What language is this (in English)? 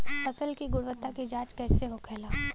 Bhojpuri